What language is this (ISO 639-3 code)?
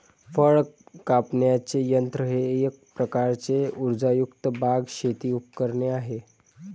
mar